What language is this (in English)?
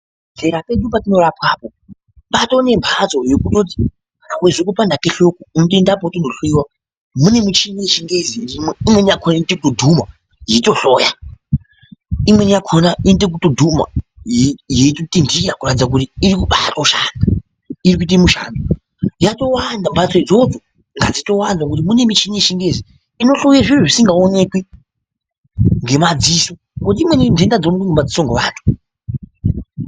Ndau